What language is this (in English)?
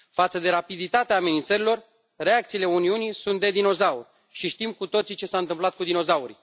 Romanian